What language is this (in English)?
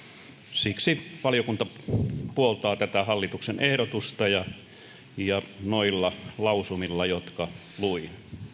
Finnish